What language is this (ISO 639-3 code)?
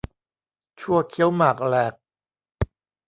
tha